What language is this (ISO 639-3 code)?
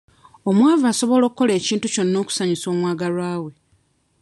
lug